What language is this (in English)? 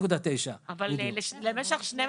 Hebrew